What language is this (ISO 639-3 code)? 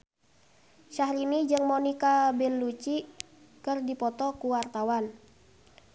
sun